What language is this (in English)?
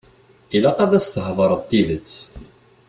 Kabyle